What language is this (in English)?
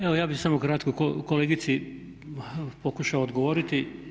Croatian